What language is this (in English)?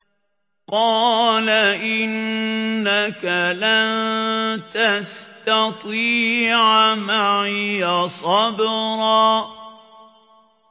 Arabic